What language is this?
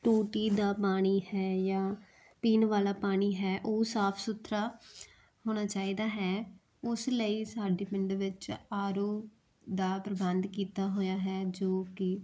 Punjabi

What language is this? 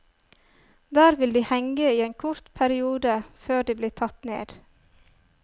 Norwegian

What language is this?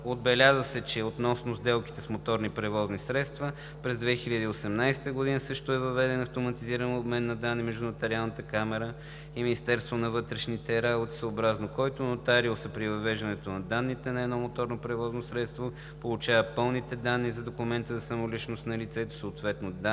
Bulgarian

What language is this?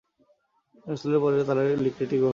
Bangla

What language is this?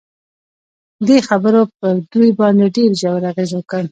Pashto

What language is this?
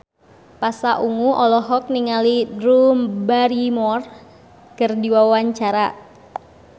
Sundanese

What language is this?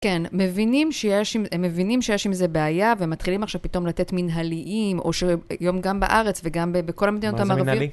Hebrew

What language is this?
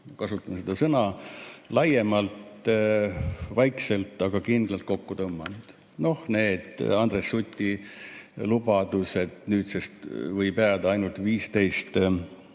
Estonian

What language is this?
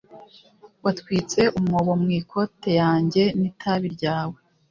Kinyarwanda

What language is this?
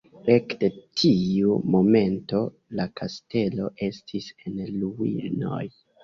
Esperanto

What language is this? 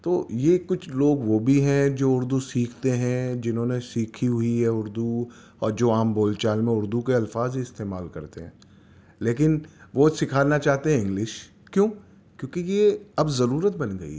Urdu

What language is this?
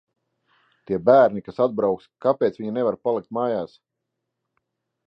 Latvian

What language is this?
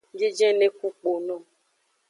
Aja (Benin)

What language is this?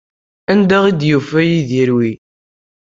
Kabyle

